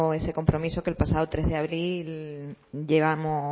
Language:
Spanish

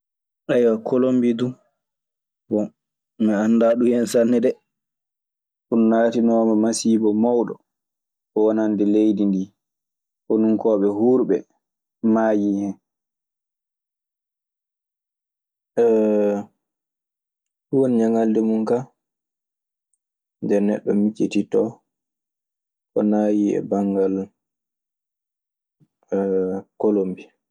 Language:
Maasina Fulfulde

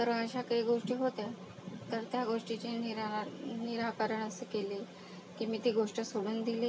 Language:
Marathi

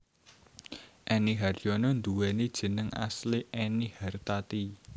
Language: Javanese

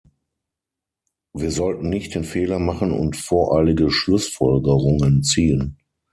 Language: German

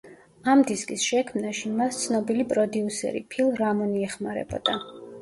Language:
Georgian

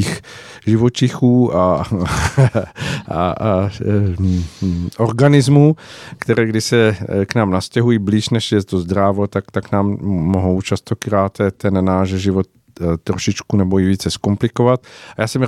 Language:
Czech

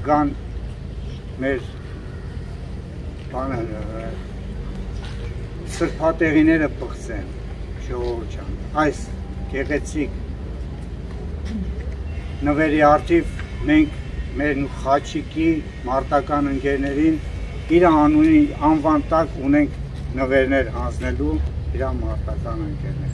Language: Turkish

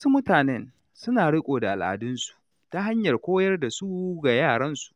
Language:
Hausa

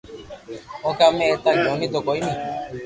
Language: Loarki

